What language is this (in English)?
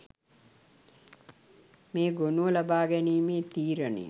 Sinhala